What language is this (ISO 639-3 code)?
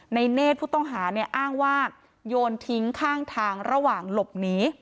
tha